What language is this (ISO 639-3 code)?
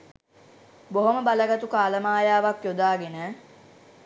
sin